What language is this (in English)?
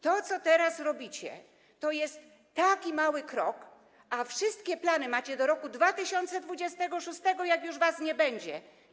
Polish